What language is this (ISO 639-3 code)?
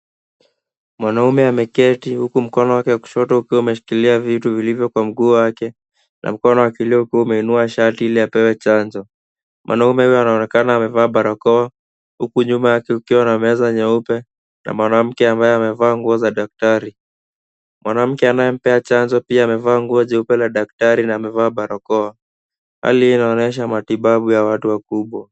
swa